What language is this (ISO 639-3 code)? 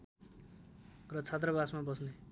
nep